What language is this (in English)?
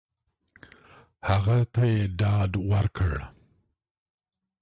Pashto